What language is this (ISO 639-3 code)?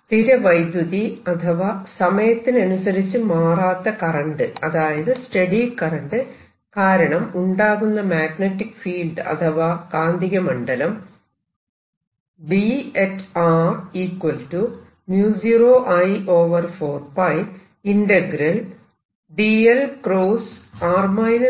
mal